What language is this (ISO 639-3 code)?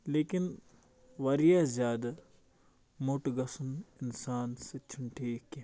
kas